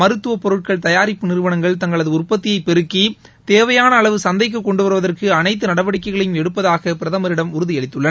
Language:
Tamil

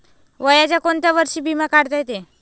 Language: Marathi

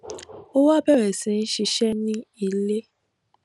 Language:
Yoruba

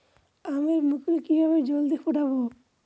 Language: Bangla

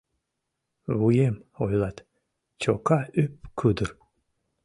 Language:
Mari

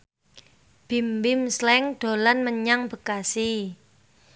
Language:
Javanese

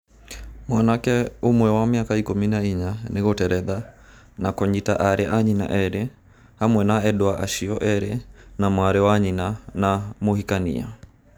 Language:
Kikuyu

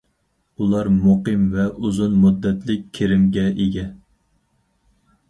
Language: Uyghur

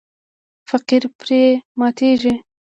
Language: Pashto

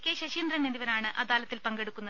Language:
Malayalam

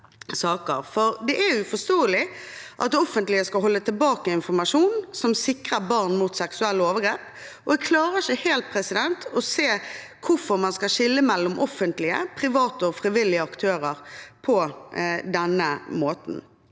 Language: Norwegian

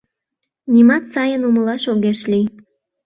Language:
Mari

